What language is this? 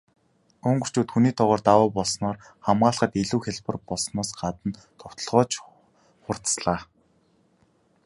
Mongolian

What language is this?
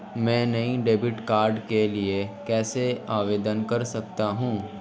Hindi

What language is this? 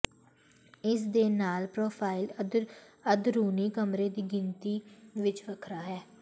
Punjabi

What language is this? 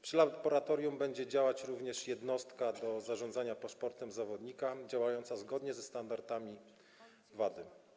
Polish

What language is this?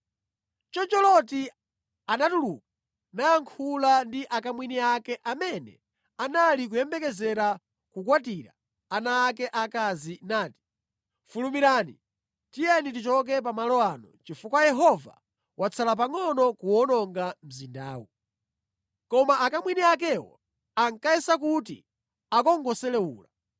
Nyanja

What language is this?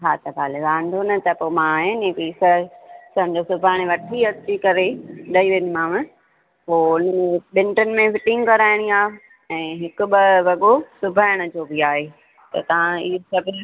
Sindhi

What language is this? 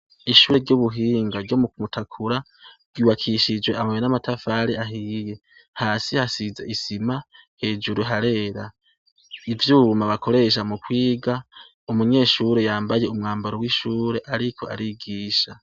Rundi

